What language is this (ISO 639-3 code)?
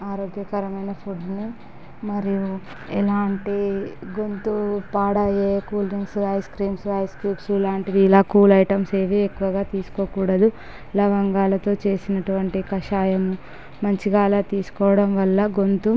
tel